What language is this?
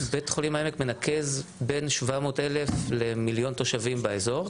Hebrew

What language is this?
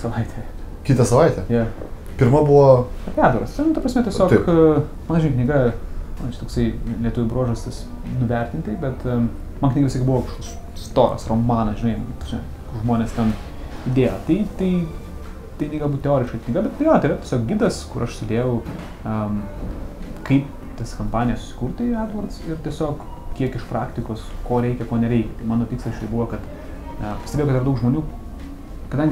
Lithuanian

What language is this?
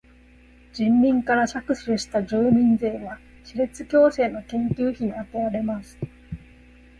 Japanese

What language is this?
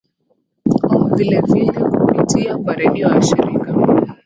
Swahili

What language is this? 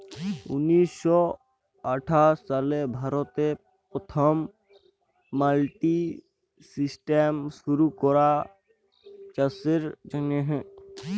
Bangla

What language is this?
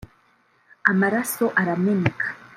Kinyarwanda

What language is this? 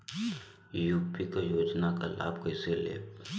Bhojpuri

